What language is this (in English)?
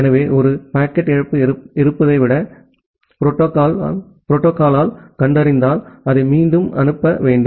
Tamil